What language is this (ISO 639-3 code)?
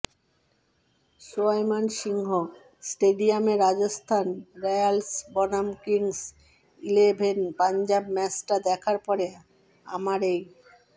ben